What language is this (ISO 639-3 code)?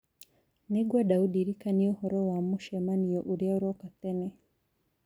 kik